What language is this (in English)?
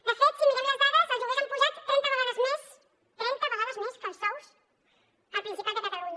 Catalan